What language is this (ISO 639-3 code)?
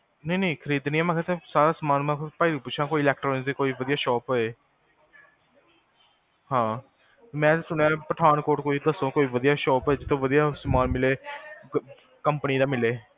pan